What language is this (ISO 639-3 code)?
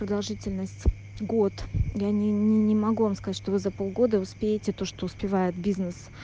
rus